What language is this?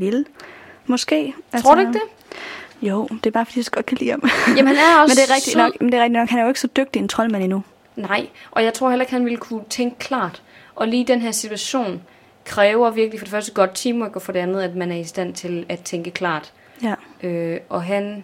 Danish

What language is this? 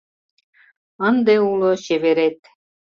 Mari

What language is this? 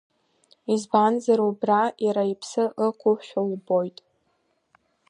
Abkhazian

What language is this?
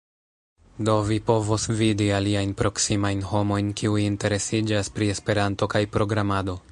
Esperanto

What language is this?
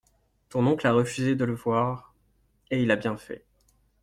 French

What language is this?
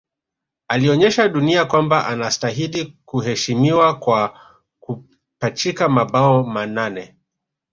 Swahili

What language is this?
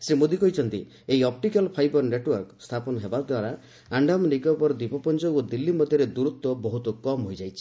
Odia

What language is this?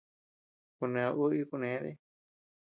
Tepeuxila Cuicatec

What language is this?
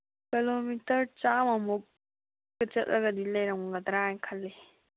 Manipuri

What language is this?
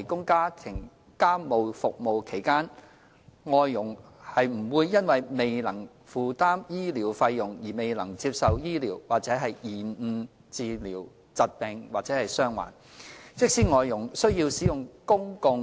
Cantonese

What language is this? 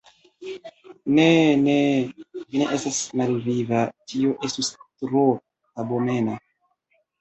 Esperanto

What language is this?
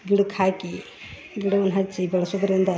Kannada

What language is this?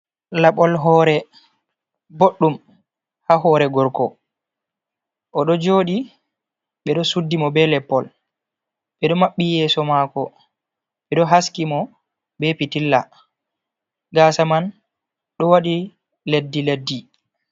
Fula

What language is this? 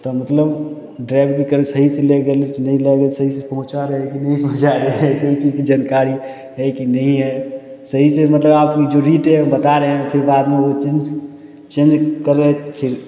Maithili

